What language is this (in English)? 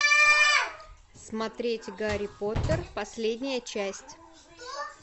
Russian